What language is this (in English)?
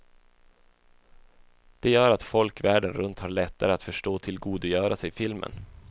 Swedish